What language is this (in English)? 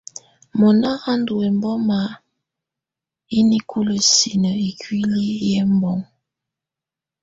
Tunen